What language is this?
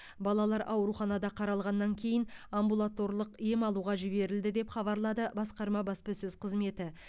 Kazakh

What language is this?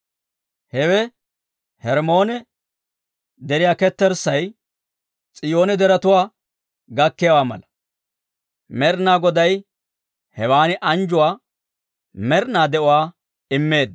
Dawro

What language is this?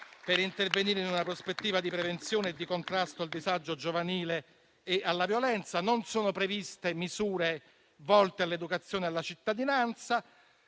Italian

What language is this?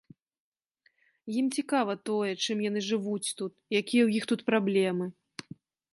Belarusian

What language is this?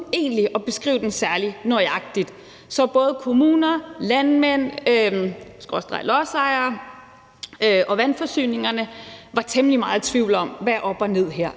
Danish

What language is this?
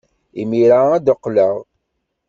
Kabyle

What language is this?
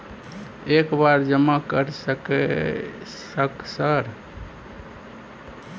Maithili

